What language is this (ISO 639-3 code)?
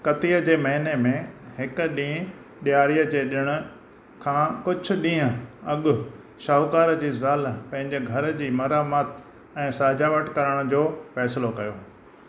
snd